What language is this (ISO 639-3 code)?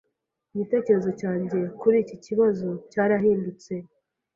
kin